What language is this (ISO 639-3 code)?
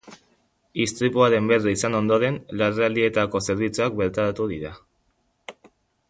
eus